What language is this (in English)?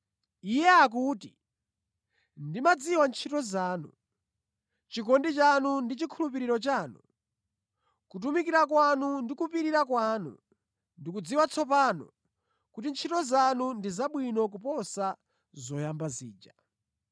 Nyanja